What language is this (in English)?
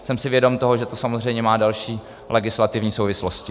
Czech